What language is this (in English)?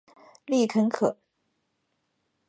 Chinese